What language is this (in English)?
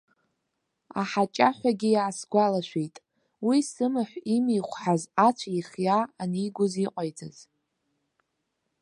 Abkhazian